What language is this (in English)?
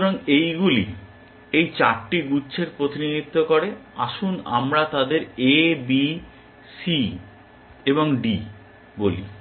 Bangla